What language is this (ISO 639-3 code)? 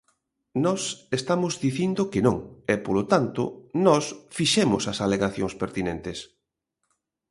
glg